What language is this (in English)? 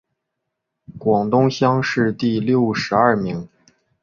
Chinese